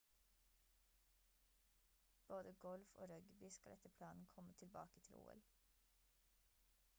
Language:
Norwegian Bokmål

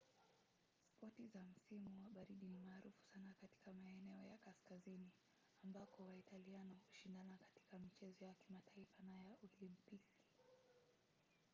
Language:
Swahili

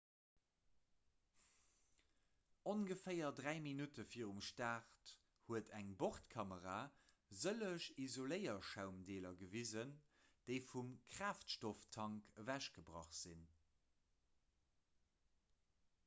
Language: Luxembourgish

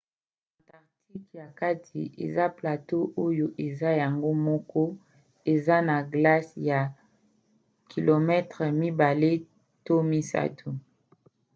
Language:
Lingala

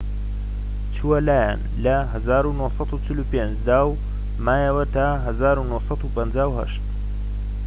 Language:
Central Kurdish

